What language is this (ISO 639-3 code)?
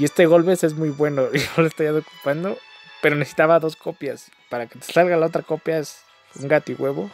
spa